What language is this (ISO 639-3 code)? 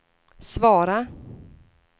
swe